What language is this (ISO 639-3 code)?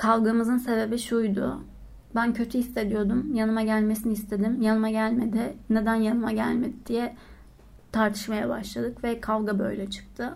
tur